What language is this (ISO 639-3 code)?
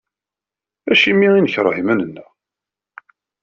kab